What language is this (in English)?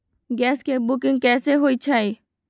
Magahi